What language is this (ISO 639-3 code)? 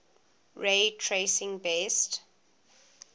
eng